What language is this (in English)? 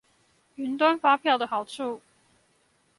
Chinese